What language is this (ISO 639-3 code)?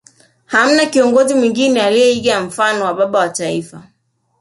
swa